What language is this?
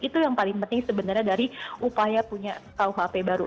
Indonesian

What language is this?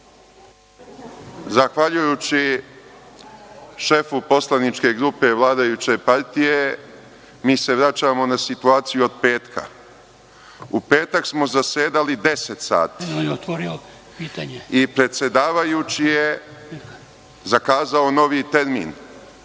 Serbian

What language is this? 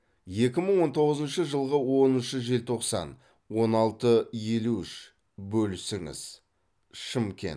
Kazakh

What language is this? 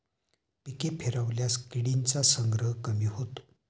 Marathi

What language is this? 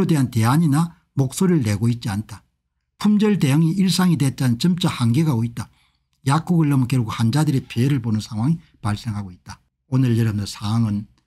Korean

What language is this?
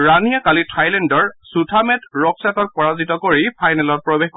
Assamese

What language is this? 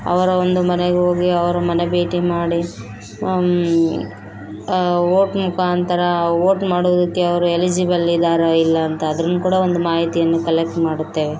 Kannada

